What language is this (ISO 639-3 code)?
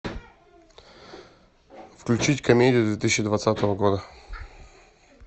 rus